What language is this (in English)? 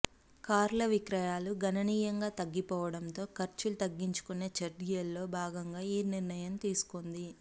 Telugu